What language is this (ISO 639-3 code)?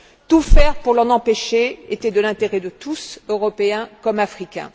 fra